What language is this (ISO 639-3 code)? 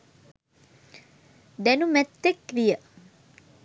sin